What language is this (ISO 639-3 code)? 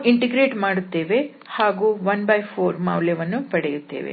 kan